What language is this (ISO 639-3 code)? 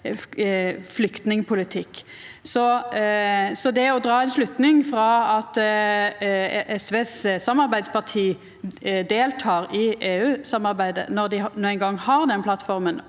nor